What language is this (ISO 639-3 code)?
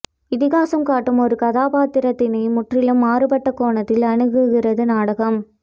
tam